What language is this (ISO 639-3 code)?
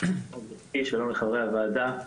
heb